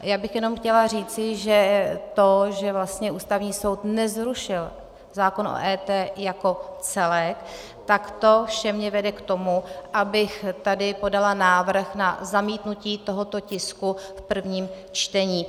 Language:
Czech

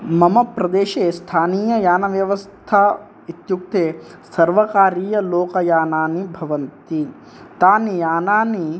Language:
Sanskrit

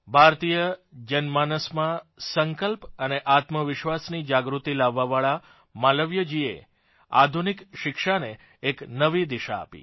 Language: Gujarati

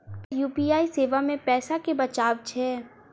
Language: Maithili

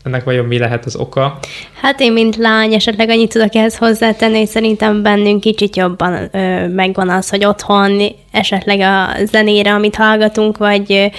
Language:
Hungarian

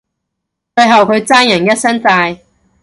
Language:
Cantonese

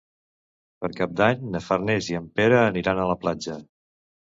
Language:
Catalan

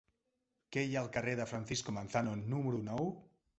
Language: Catalan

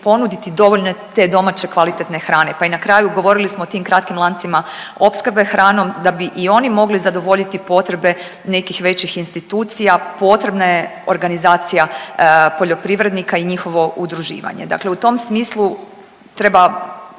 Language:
Croatian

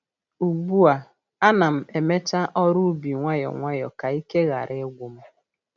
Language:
Igbo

